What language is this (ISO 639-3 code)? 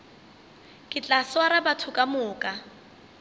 nso